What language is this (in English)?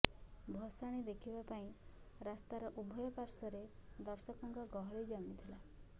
Odia